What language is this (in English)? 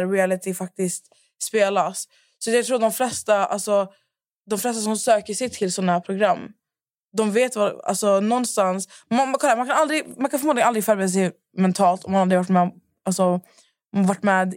Swedish